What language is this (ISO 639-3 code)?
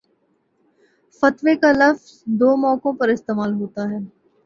urd